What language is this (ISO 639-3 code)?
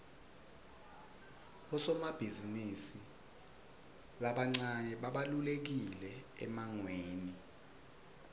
ssw